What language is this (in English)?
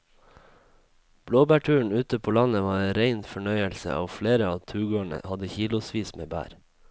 Norwegian